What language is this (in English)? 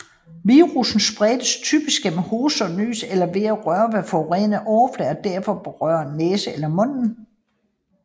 Danish